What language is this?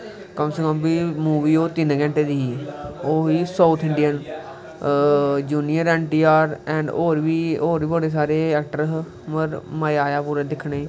Dogri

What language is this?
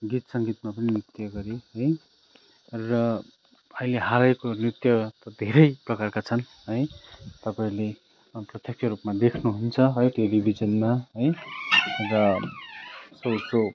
Nepali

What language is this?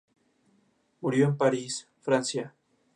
Spanish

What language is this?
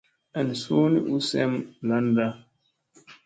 Musey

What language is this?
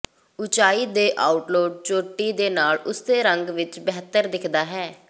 Punjabi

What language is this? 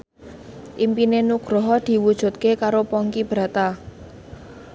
Javanese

